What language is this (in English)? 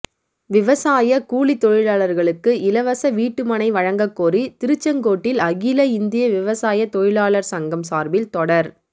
Tamil